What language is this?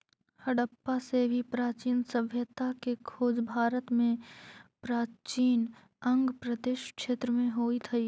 Magahi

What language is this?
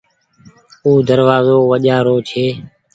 Goaria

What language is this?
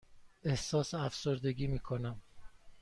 Persian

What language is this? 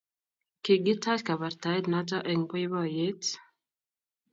Kalenjin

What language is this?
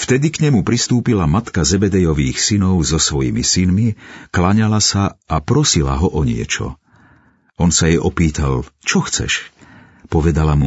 Slovak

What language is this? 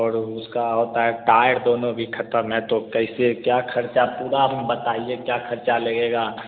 Hindi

